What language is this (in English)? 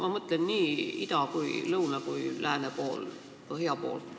Estonian